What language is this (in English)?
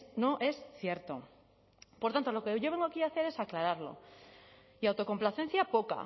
Spanish